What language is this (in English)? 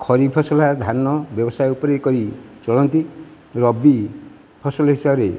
Odia